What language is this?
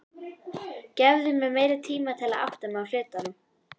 Icelandic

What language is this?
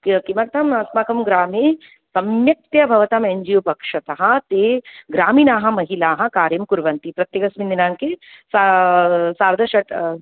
Sanskrit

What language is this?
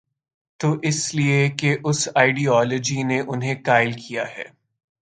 Urdu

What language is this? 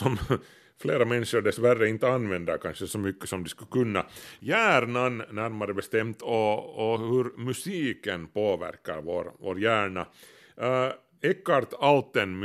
Swedish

